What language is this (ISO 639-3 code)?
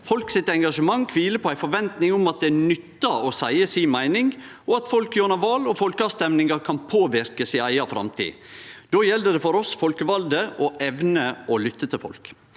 nor